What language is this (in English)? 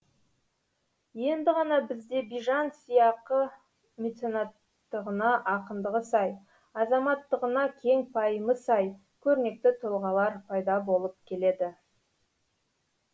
Kazakh